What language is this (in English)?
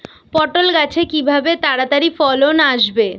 Bangla